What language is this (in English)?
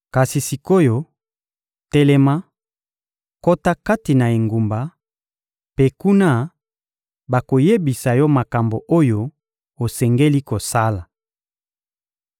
Lingala